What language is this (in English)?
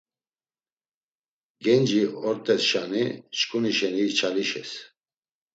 Laz